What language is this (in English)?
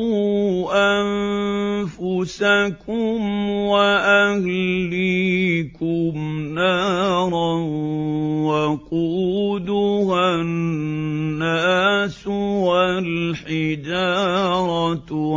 Arabic